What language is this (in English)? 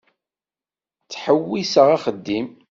Kabyle